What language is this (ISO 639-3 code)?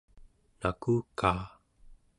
esu